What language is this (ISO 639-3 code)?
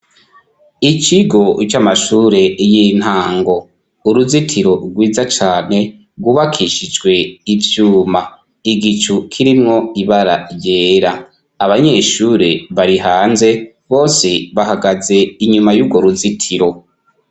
run